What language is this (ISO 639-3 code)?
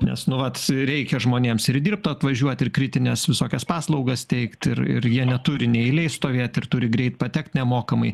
lit